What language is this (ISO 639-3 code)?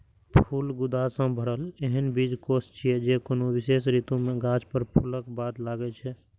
mai